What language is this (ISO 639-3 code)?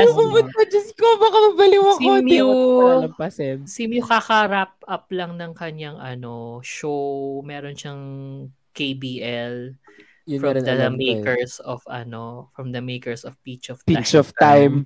fil